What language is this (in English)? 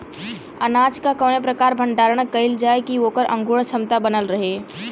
Bhojpuri